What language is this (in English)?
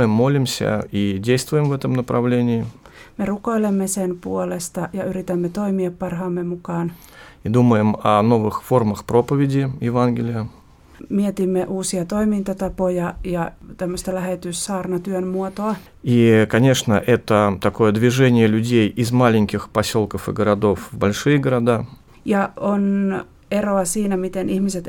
Finnish